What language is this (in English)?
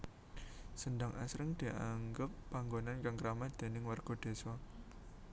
Javanese